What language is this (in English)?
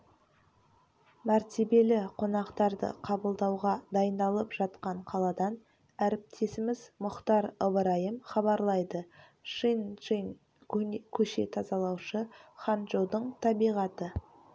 Kazakh